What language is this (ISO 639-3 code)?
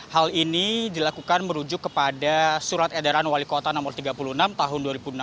ind